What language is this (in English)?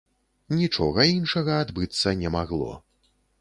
Belarusian